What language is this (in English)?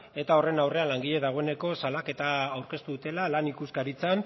Basque